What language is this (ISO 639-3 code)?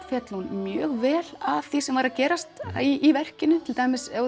isl